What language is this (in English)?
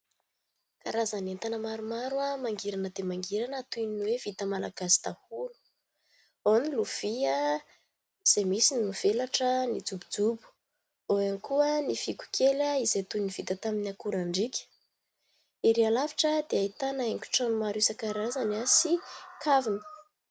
Malagasy